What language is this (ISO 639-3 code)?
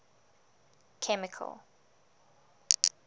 eng